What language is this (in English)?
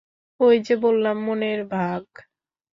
Bangla